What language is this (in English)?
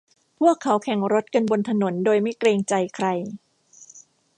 Thai